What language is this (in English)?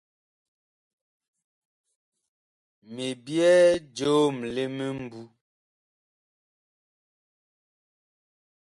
Bakoko